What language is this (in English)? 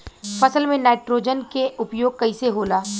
Bhojpuri